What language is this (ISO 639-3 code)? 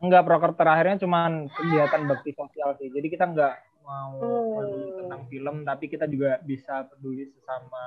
ind